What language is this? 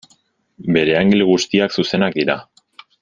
Basque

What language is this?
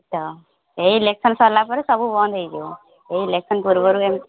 Odia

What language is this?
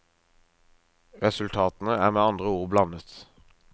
Norwegian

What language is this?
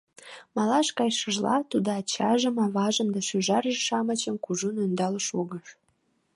Mari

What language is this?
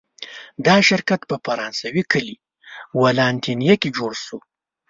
Pashto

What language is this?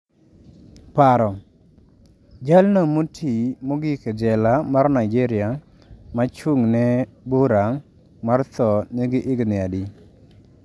Luo (Kenya and Tanzania)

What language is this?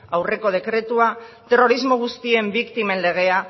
Basque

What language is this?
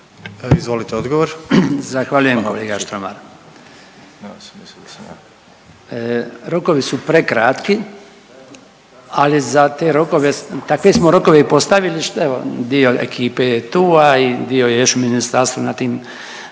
Croatian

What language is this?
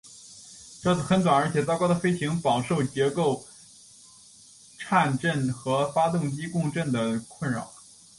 Chinese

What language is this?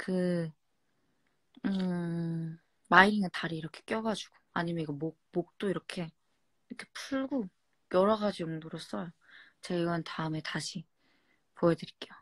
Korean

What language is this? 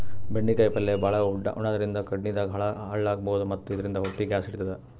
Kannada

